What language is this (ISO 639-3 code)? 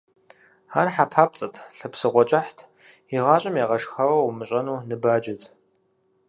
kbd